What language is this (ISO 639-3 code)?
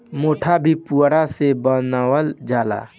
bho